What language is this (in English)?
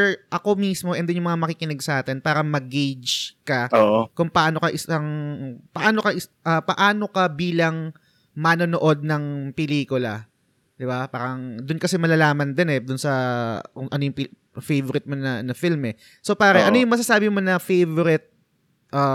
Filipino